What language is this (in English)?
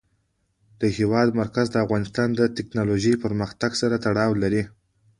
Pashto